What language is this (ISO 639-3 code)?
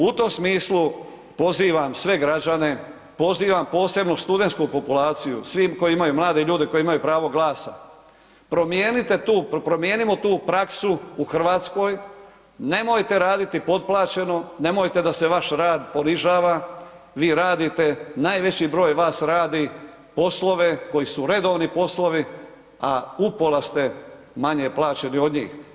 hrv